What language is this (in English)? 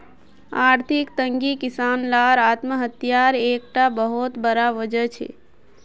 Magahi